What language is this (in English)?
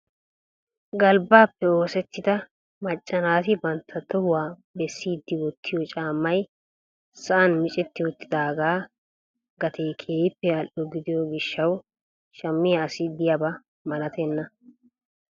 Wolaytta